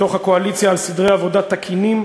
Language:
Hebrew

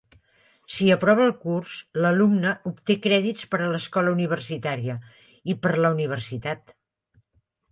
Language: Catalan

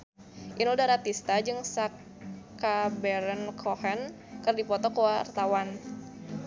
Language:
Sundanese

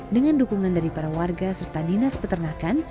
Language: Indonesian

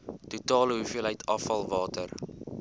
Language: Afrikaans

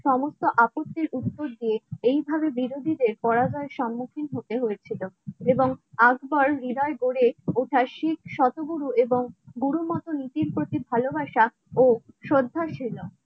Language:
Bangla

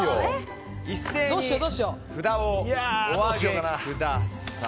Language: Japanese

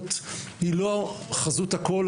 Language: Hebrew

